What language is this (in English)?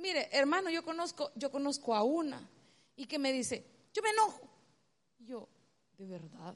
Spanish